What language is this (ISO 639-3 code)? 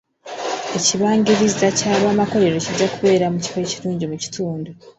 lug